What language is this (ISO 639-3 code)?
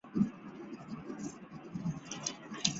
zho